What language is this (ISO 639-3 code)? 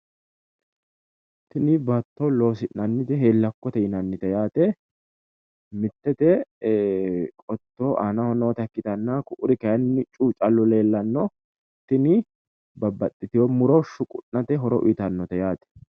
sid